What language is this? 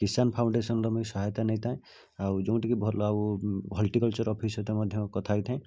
Odia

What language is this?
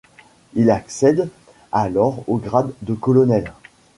French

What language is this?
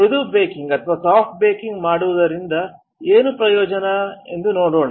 Kannada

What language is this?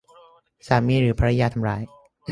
Thai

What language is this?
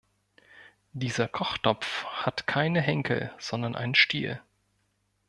German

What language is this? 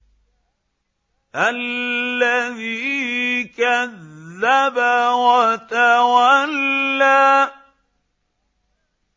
Arabic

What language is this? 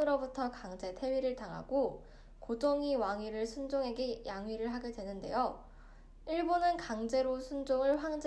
Korean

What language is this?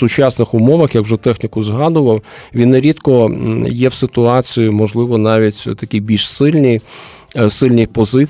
Ukrainian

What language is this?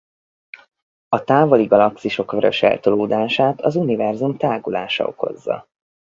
Hungarian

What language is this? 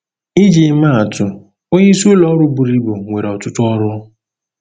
Igbo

